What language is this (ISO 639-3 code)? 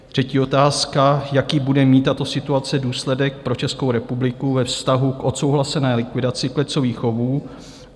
ces